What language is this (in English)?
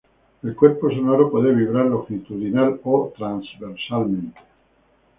Spanish